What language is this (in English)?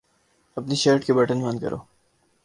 Urdu